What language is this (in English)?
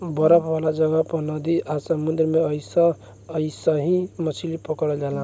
Bhojpuri